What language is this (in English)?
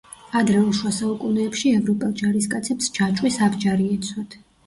Georgian